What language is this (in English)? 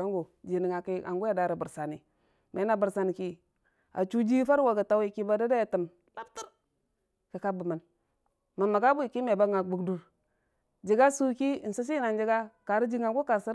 Dijim-Bwilim